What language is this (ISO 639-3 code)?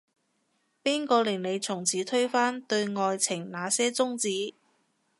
yue